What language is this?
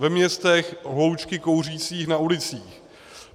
Czech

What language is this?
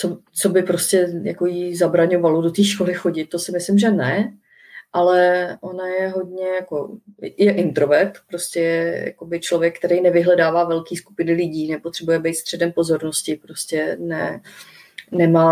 Czech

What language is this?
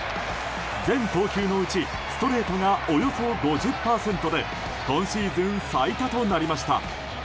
Japanese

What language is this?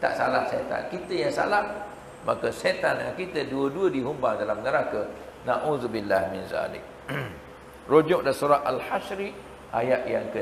Malay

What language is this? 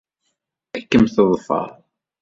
Kabyle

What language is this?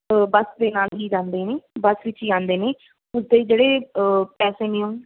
Punjabi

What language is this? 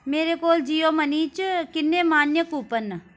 Dogri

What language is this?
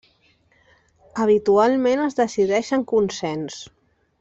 Catalan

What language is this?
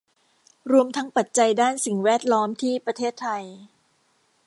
Thai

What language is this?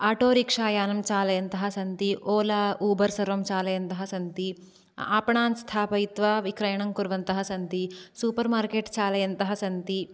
Sanskrit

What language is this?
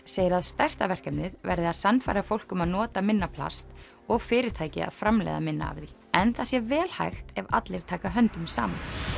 Icelandic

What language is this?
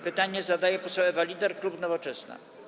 Polish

